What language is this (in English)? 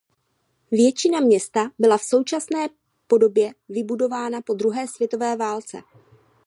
Czech